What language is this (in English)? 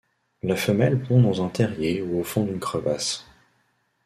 French